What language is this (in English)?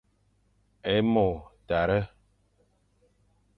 Fang